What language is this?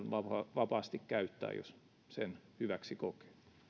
Finnish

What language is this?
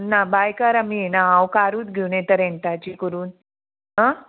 Konkani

